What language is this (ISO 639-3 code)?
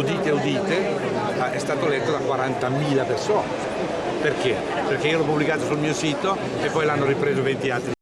ita